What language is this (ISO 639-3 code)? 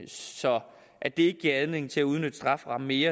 dan